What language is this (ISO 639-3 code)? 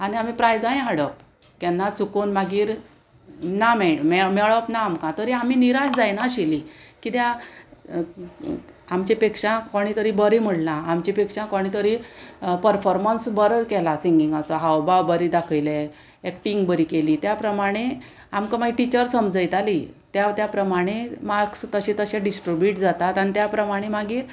kok